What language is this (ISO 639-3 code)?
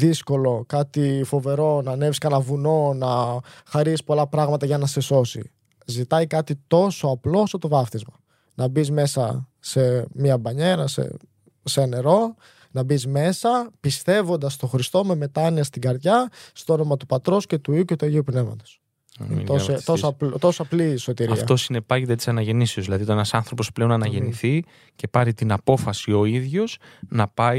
ell